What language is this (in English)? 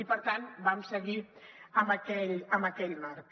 Catalan